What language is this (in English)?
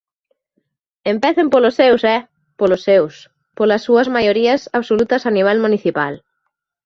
Galician